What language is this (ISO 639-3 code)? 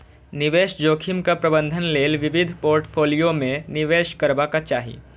mai